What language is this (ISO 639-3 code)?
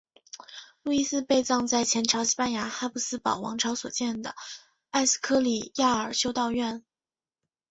zho